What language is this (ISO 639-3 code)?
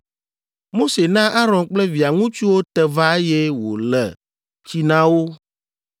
ewe